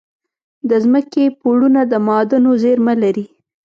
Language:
Pashto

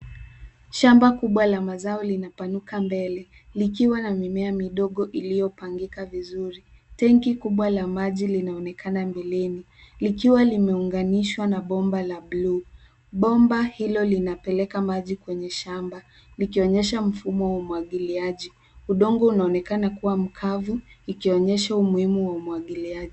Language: Swahili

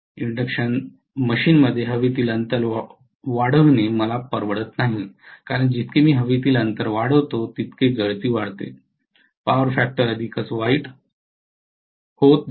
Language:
Marathi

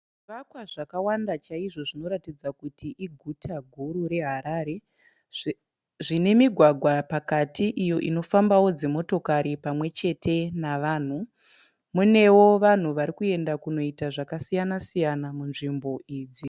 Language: Shona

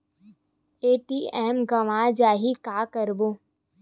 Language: Chhattisgarhi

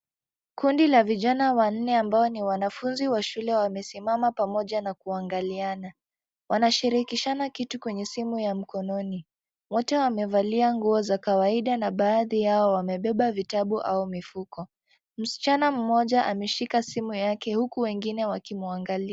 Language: Swahili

